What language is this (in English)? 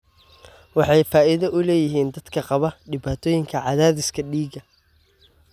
Somali